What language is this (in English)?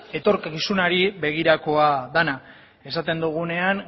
Basque